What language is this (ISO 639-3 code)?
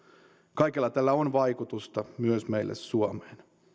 fin